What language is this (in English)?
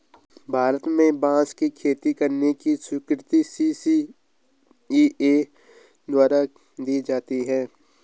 Hindi